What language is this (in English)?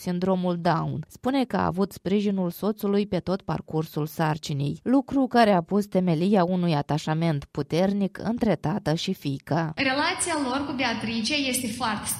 Romanian